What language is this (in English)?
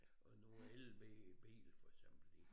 Danish